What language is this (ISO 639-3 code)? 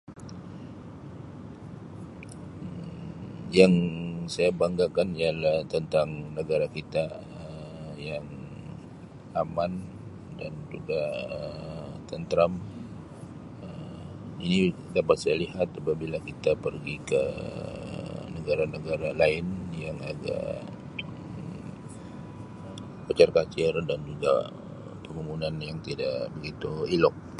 msi